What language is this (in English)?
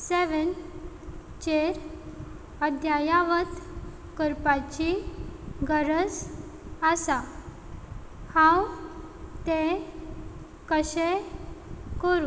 Konkani